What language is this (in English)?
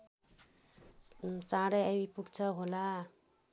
Nepali